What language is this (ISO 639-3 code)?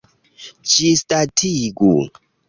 epo